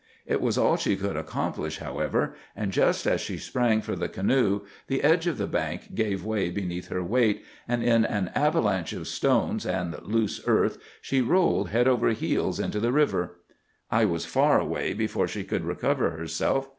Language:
English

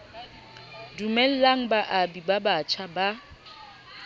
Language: Southern Sotho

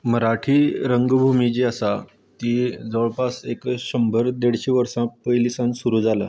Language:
Konkani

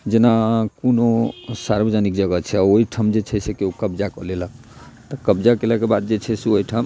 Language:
Maithili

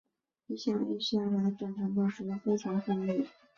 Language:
Chinese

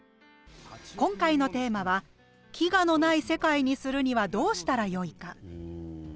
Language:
Japanese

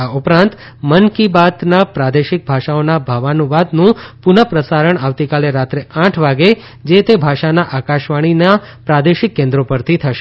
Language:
Gujarati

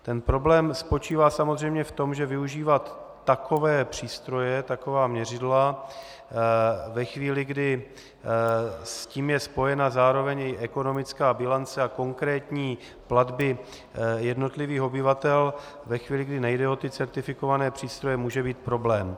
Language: Czech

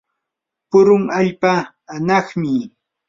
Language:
Yanahuanca Pasco Quechua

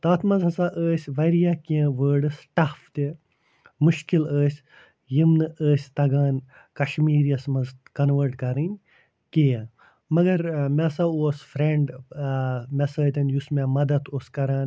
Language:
Kashmiri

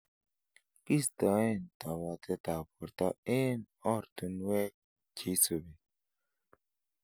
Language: Kalenjin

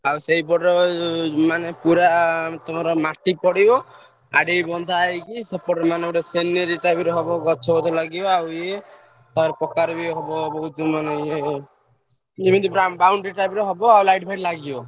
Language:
Odia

